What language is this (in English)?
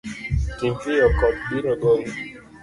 Luo (Kenya and Tanzania)